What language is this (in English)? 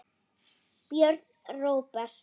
Icelandic